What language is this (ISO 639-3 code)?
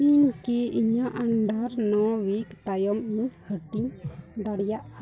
sat